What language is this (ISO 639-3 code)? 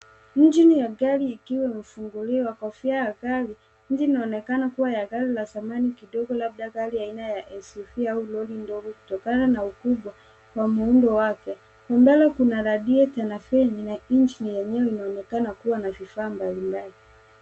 swa